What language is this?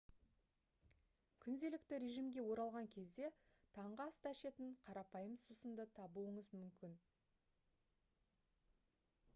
Kazakh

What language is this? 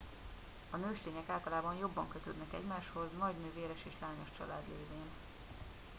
Hungarian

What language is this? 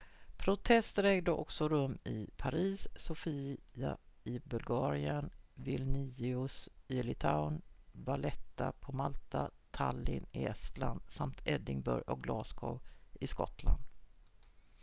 Swedish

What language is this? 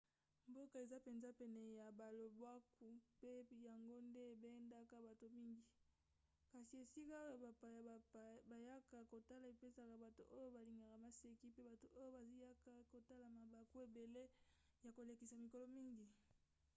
Lingala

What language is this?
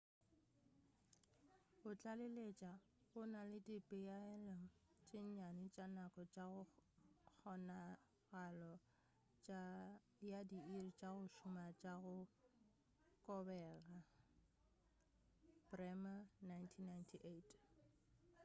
Northern Sotho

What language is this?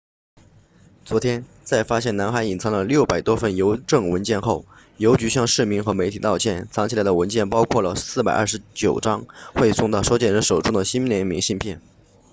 Chinese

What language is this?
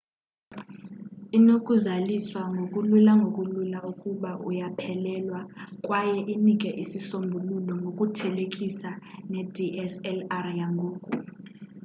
Xhosa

